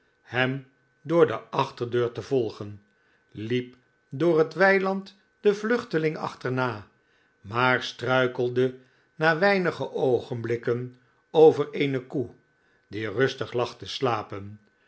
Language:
Dutch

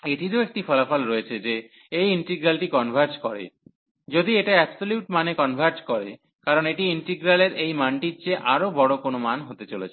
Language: Bangla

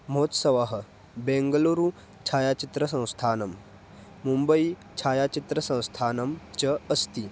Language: Sanskrit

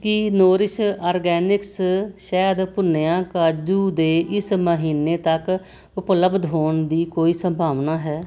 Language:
Punjabi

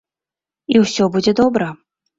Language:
Belarusian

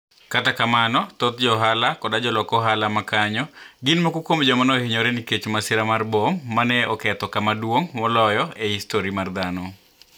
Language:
Luo (Kenya and Tanzania)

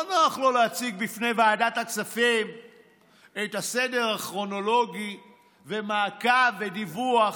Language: Hebrew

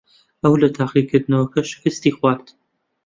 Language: Central Kurdish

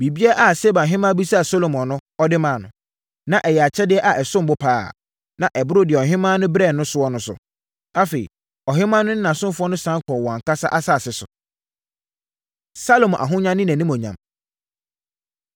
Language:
Akan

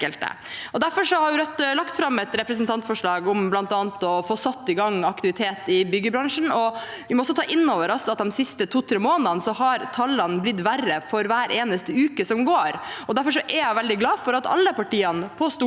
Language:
Norwegian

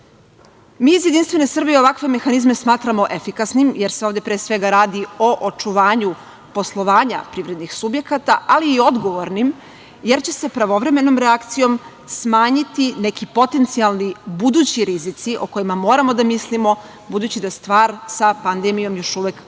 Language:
Serbian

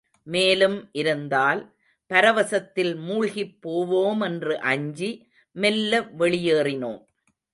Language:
Tamil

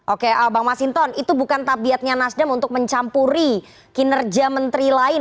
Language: Indonesian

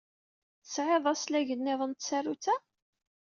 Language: Kabyle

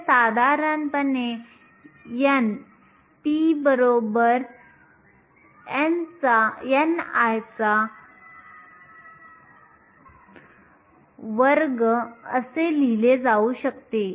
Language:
Marathi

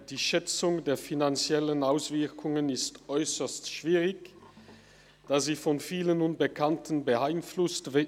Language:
Swiss German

